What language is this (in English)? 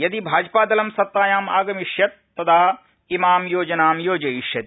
Sanskrit